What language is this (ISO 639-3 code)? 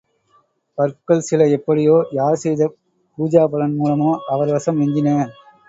tam